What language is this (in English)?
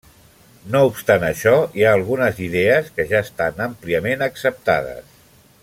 Catalan